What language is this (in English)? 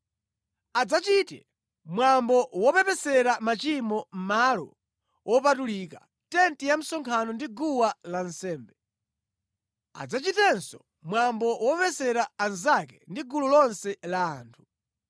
Nyanja